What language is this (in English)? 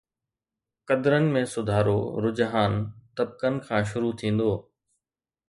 Sindhi